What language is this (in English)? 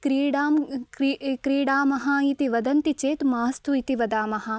Sanskrit